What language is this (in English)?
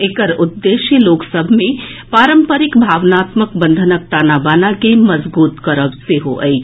Maithili